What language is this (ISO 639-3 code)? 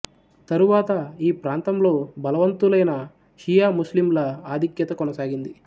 tel